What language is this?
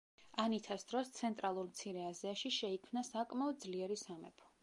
Georgian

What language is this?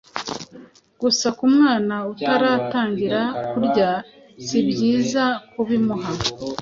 Kinyarwanda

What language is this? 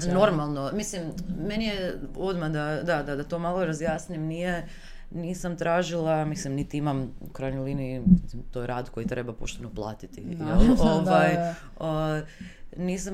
Croatian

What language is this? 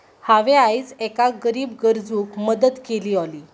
Konkani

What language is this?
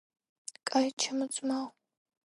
Georgian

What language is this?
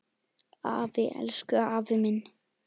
Icelandic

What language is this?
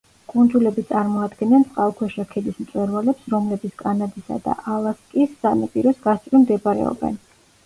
Georgian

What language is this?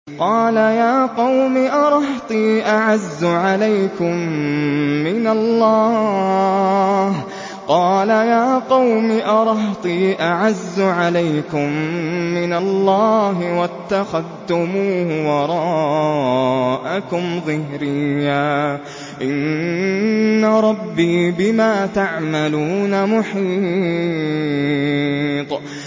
Arabic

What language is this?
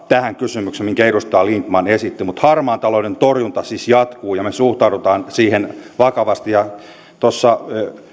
Finnish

